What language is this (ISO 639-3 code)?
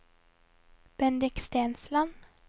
nor